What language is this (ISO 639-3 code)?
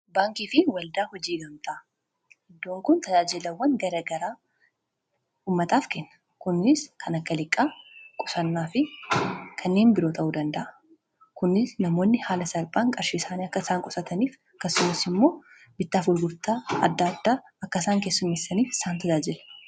orm